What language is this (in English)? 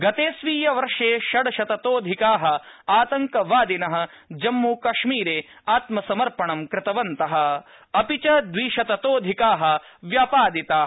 Sanskrit